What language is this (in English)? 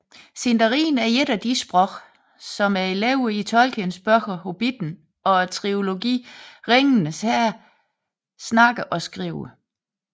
Danish